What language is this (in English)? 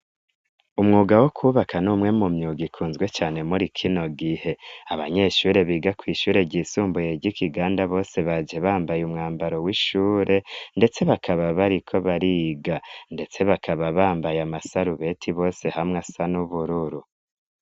Rundi